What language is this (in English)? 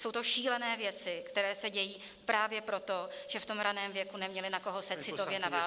Czech